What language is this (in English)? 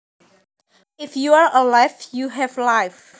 Javanese